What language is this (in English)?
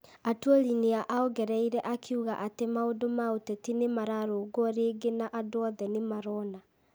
Kikuyu